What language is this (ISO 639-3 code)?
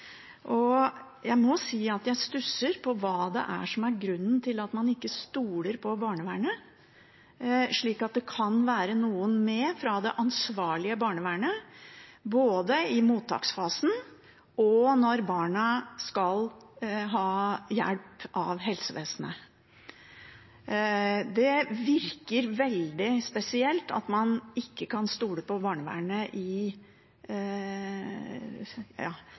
nob